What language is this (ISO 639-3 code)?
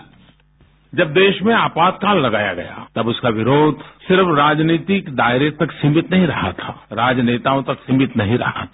hin